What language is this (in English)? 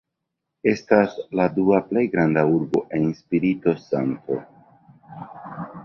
Esperanto